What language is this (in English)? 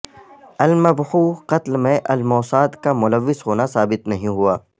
Urdu